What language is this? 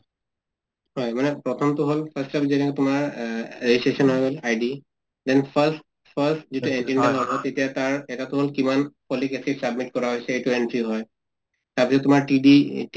Assamese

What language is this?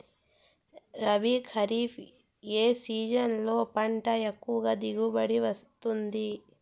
Telugu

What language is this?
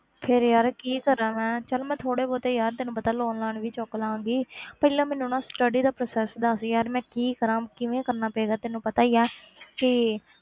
Punjabi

